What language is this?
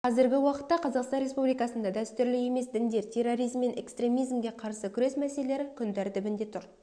Kazakh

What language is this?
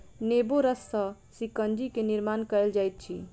Maithili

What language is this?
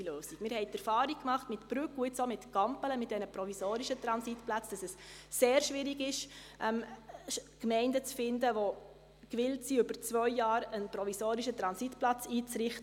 Swiss German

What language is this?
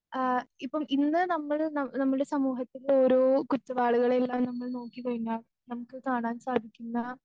Malayalam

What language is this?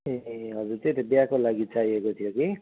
Nepali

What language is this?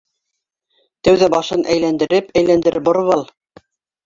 Bashkir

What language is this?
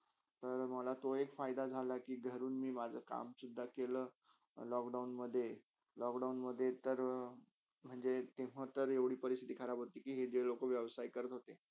Marathi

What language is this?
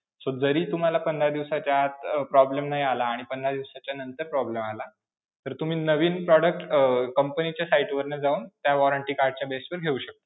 Marathi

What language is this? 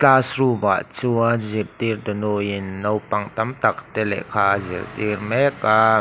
Mizo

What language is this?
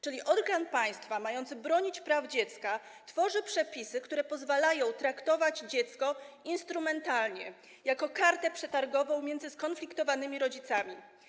Polish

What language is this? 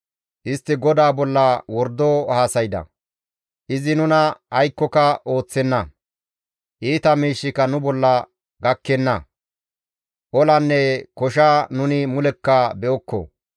Gamo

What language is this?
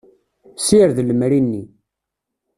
Kabyle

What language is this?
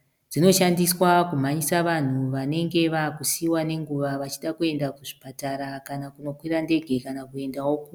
Shona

